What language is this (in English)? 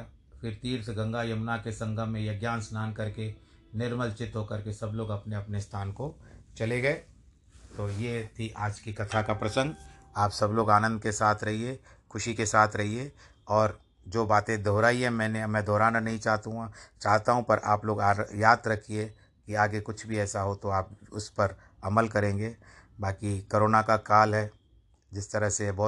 Hindi